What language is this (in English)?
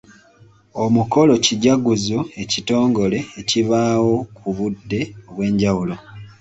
Ganda